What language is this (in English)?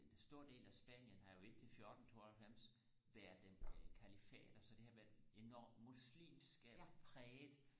Danish